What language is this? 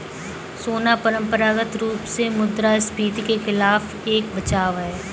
Hindi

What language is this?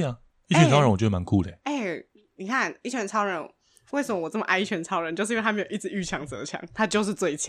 Chinese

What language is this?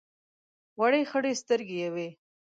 Pashto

